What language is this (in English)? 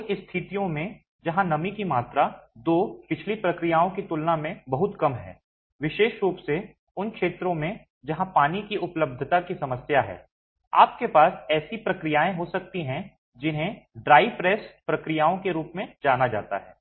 Hindi